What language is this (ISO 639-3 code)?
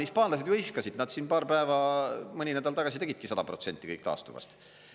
est